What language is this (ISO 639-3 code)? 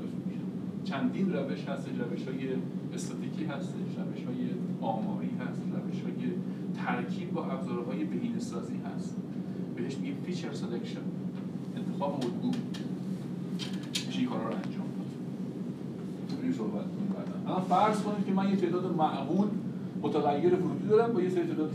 fas